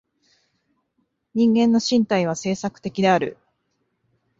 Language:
Japanese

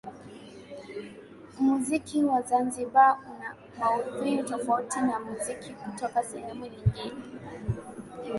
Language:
Swahili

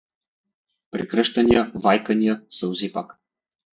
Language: Bulgarian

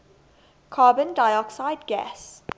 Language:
English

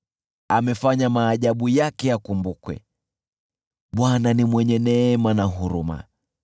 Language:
Swahili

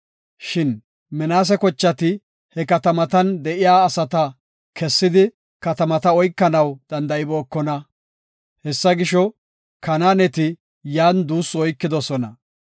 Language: Gofa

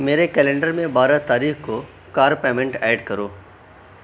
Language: Urdu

